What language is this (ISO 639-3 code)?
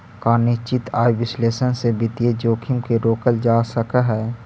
mag